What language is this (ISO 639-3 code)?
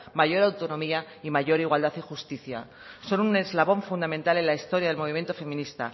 spa